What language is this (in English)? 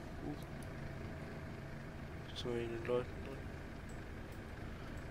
German